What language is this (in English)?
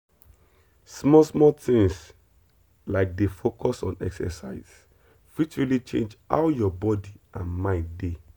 Nigerian Pidgin